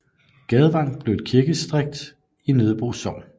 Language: Danish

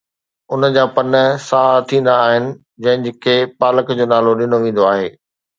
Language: Sindhi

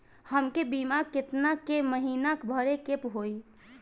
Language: Bhojpuri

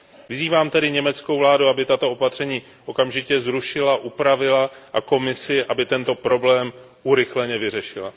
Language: Czech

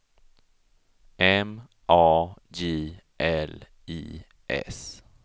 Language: Swedish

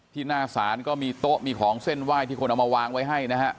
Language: Thai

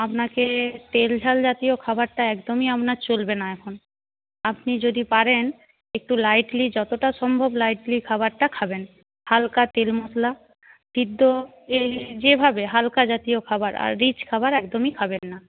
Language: Bangla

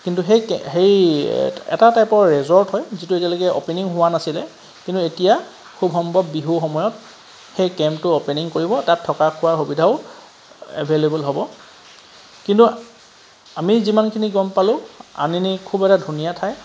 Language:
Assamese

